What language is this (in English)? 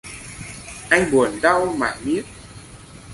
Vietnamese